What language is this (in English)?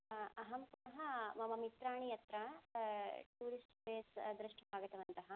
Sanskrit